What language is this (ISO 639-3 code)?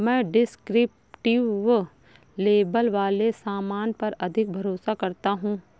hin